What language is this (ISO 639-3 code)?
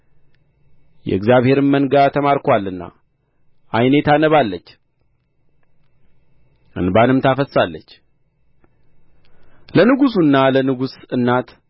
amh